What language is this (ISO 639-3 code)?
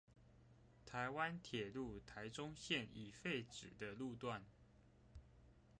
zho